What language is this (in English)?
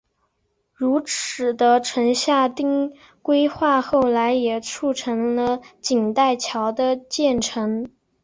Chinese